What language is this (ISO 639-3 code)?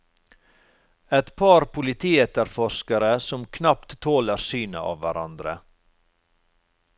nor